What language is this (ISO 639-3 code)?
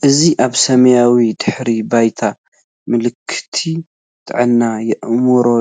tir